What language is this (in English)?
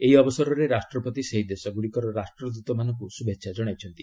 Odia